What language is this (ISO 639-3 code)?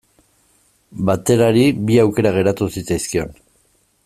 eus